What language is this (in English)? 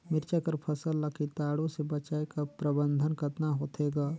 Chhattisgarhi